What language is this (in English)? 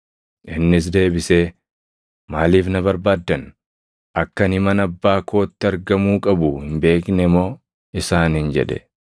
Oromo